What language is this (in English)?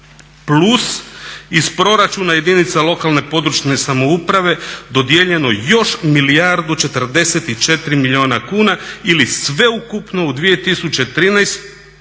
Croatian